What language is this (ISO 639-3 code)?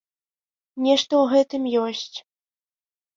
bel